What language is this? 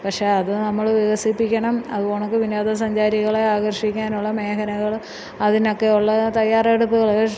Malayalam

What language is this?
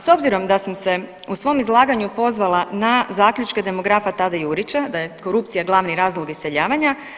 Croatian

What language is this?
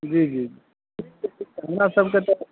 Maithili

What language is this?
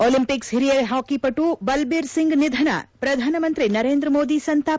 Kannada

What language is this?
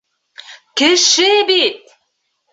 Bashkir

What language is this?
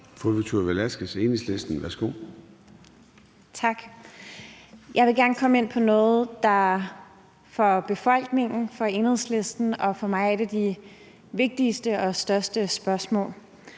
Danish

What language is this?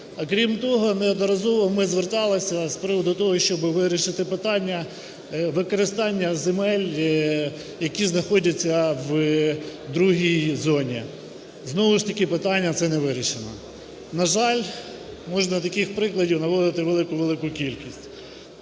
Ukrainian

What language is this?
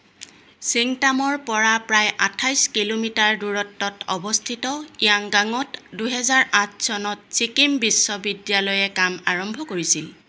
Assamese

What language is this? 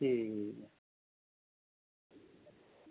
Dogri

